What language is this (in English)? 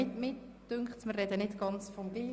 Swiss German